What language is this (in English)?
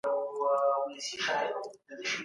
Pashto